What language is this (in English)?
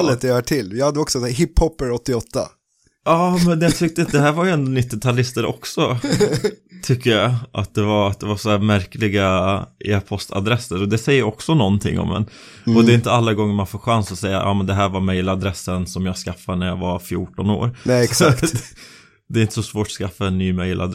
Swedish